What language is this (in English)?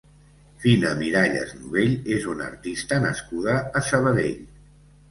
Catalan